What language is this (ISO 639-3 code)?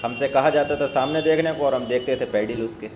urd